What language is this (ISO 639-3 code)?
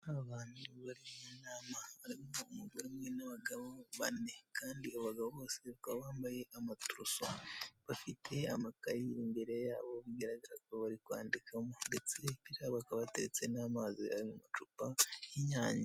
kin